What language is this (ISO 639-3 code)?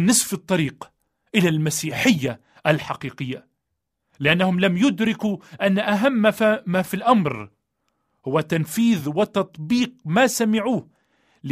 ara